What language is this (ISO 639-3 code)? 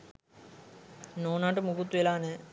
sin